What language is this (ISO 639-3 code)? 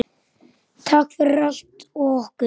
isl